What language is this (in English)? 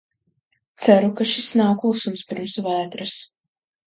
Latvian